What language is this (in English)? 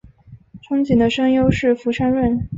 Chinese